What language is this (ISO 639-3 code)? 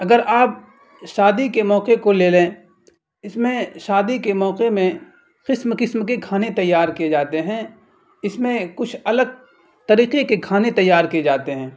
urd